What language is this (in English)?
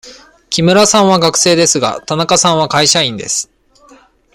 Japanese